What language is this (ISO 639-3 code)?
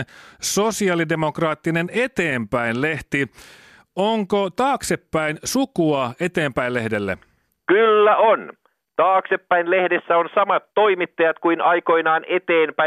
fin